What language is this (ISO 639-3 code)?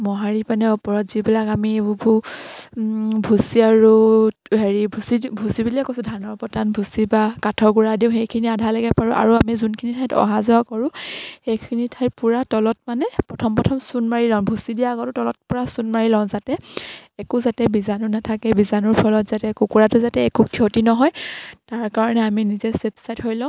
asm